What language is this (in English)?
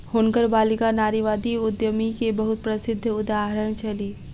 Maithili